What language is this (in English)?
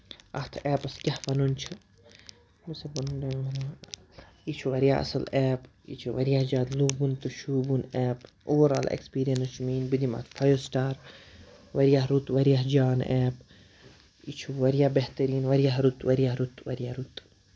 Kashmiri